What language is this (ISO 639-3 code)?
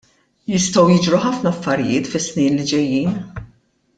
mlt